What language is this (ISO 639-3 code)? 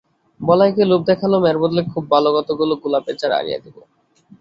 ben